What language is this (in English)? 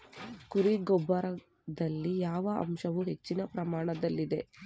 Kannada